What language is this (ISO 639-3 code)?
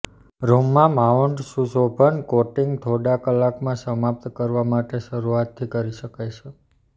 guj